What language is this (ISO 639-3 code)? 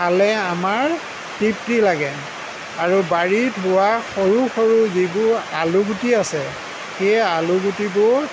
asm